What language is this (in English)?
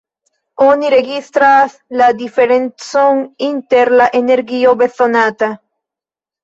Esperanto